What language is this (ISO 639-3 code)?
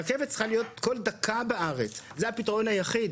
heb